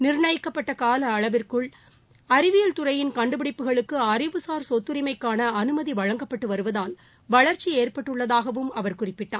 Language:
Tamil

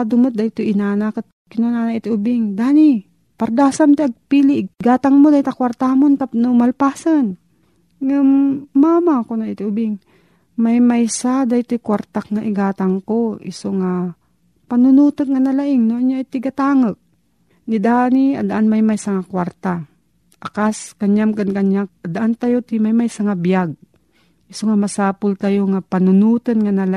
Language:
Filipino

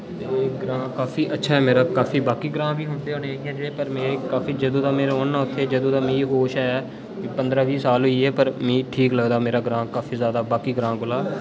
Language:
Dogri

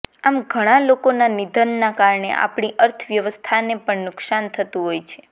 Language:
Gujarati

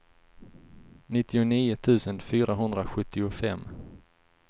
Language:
Swedish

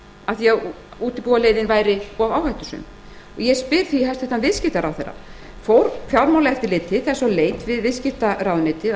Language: Icelandic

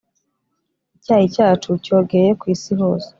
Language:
Kinyarwanda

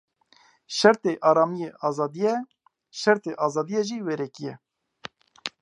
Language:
Kurdish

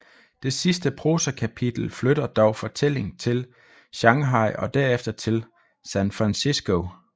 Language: Danish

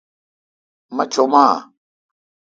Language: Kalkoti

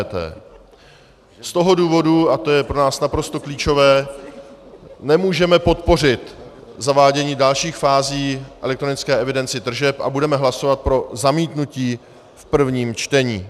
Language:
Czech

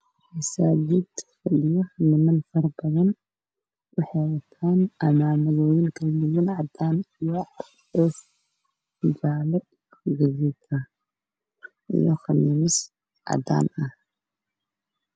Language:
Somali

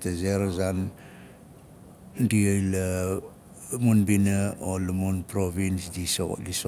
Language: Nalik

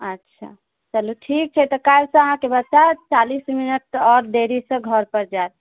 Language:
Maithili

